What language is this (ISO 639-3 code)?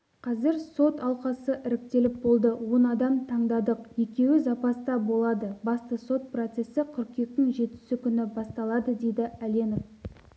kaz